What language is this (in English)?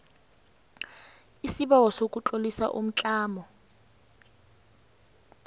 South Ndebele